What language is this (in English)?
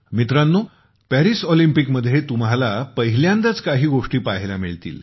Marathi